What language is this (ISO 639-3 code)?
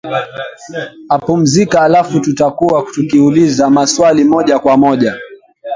swa